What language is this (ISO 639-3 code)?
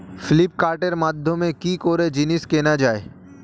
ben